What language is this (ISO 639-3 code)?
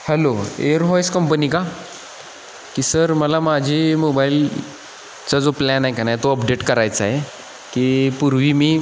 mar